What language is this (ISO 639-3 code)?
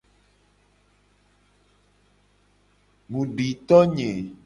gej